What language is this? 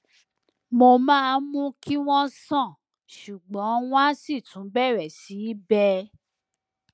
Yoruba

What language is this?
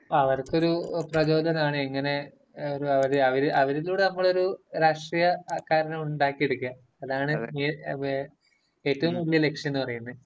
Malayalam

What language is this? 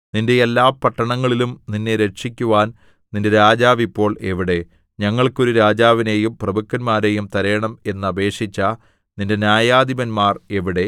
Malayalam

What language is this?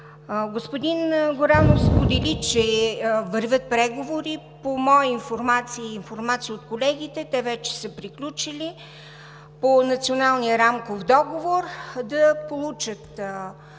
Bulgarian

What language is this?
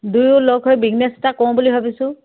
Assamese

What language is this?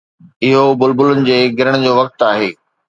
Sindhi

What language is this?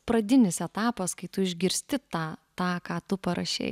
Lithuanian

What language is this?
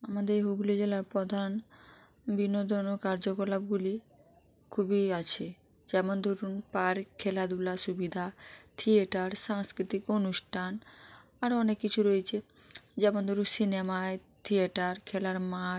Bangla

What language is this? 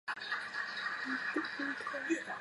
Chinese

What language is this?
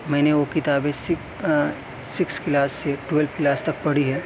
Urdu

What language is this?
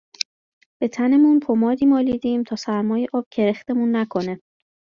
Persian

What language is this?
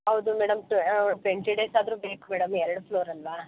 Kannada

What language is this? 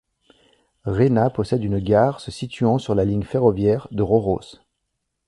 French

